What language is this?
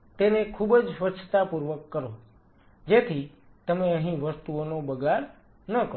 Gujarati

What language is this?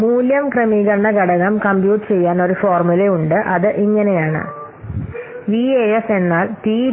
Malayalam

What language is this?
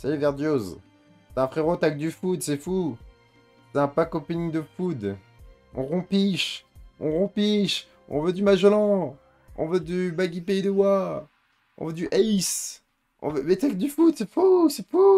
French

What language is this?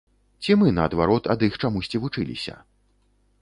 Belarusian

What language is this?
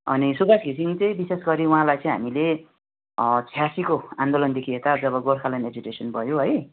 Nepali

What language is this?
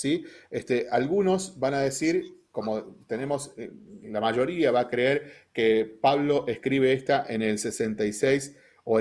Spanish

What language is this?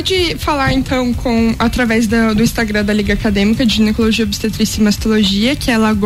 Portuguese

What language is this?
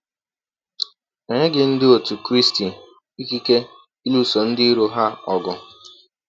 Igbo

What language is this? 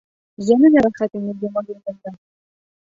Bashkir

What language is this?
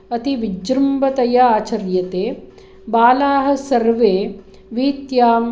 Sanskrit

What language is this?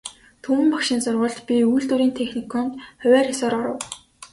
Mongolian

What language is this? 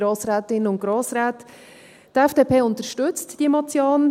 Swiss German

